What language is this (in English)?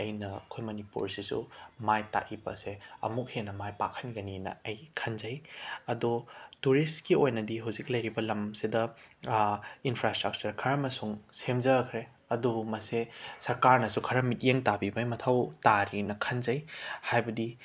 Manipuri